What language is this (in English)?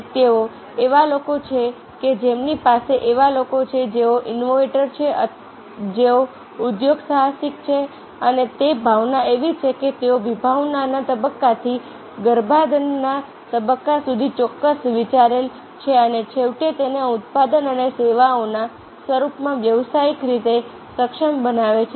Gujarati